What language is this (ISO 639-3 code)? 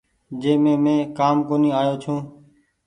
gig